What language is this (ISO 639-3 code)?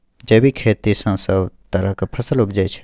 mai